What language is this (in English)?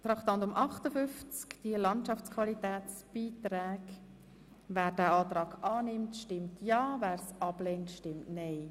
Swiss German